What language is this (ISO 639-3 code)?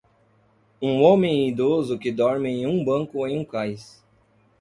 por